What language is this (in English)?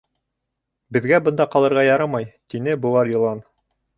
Bashkir